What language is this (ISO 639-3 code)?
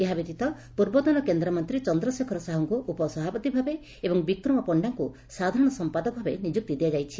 ori